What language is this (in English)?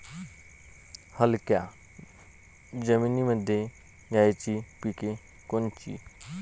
Marathi